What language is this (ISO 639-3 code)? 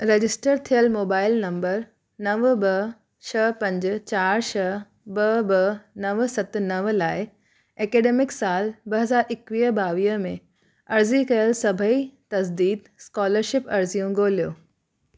snd